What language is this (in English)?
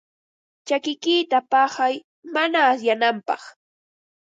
Ambo-Pasco Quechua